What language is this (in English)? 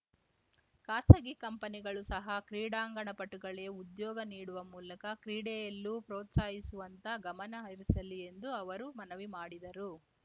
Kannada